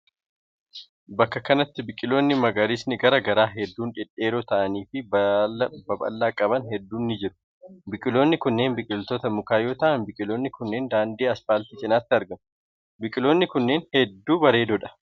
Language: Oromo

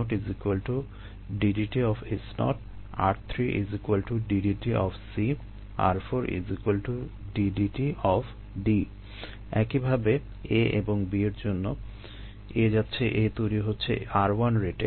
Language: Bangla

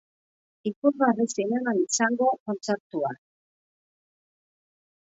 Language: Basque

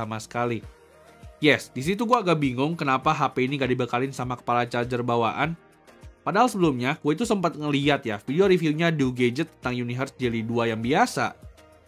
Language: Indonesian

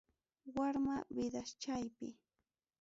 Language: Ayacucho Quechua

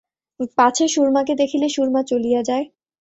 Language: Bangla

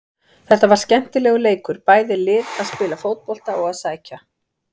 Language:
Icelandic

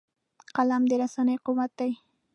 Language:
Pashto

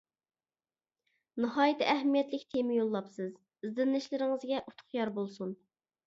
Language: Uyghur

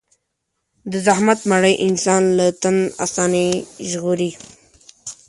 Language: Pashto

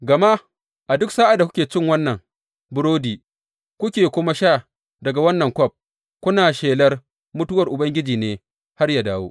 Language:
Hausa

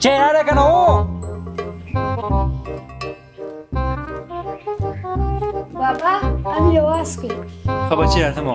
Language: Pashto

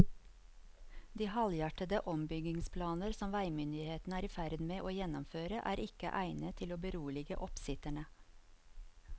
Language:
Norwegian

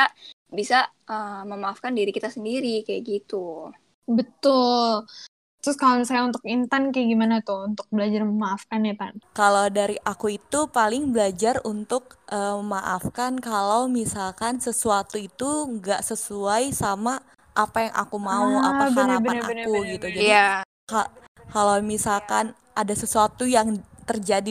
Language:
Indonesian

